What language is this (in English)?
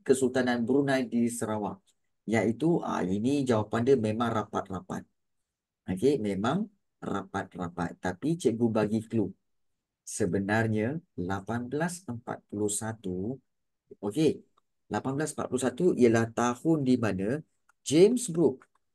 Malay